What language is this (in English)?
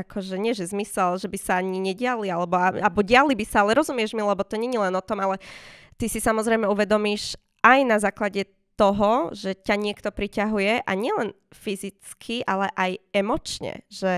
Slovak